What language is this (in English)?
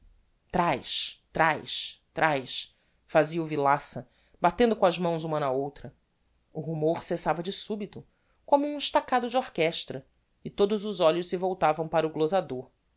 Portuguese